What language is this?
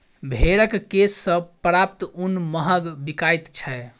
Maithili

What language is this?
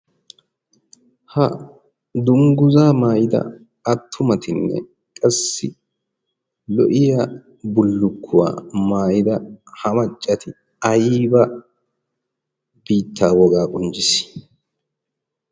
Wolaytta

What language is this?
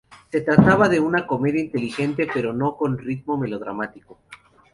Spanish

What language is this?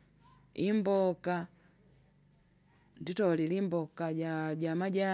Kinga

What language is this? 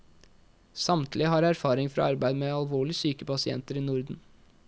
Norwegian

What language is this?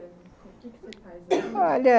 Portuguese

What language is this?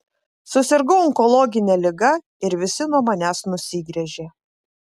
Lithuanian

